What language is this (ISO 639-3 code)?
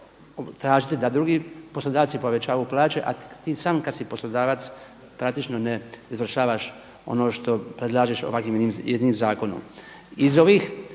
hrv